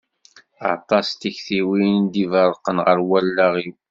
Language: Kabyle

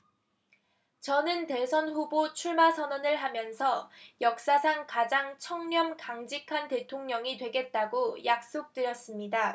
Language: Korean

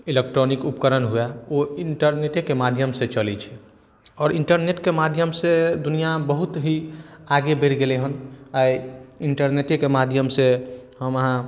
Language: Maithili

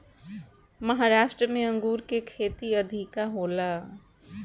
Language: Bhojpuri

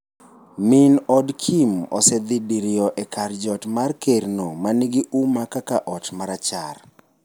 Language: Luo (Kenya and Tanzania)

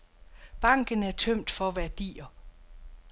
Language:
Danish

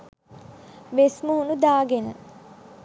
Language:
Sinhala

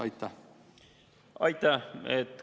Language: Estonian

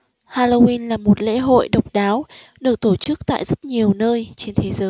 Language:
Vietnamese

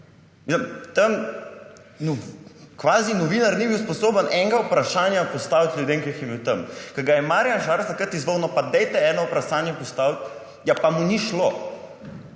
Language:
Slovenian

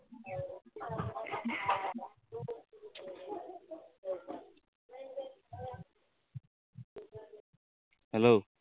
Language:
Assamese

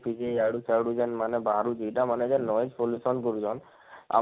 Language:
Odia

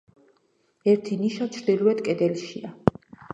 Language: Georgian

